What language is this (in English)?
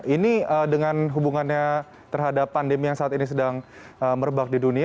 Indonesian